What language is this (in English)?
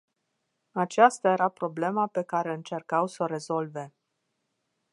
Romanian